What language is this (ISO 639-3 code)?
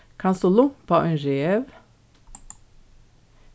fao